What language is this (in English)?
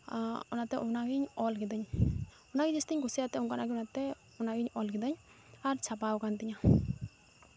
Santali